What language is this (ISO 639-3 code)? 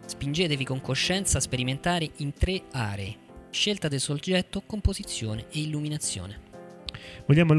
ita